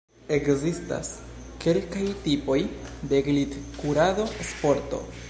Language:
Esperanto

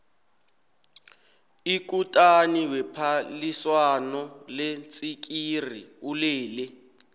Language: South Ndebele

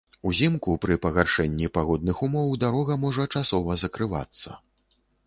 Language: Belarusian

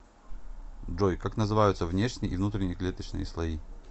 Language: Russian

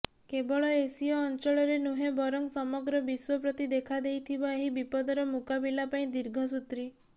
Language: Odia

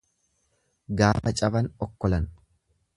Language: Oromo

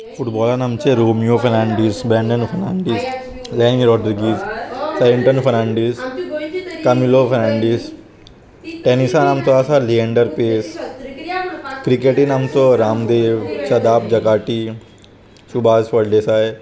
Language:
Konkani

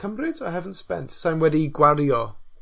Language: Welsh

